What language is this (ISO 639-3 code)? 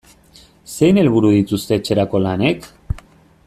eus